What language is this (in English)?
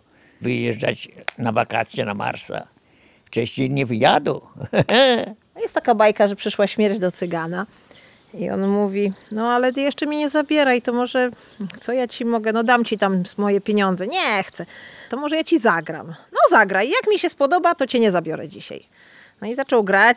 Polish